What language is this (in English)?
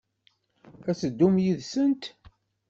Kabyle